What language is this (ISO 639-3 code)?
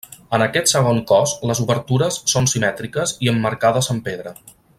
cat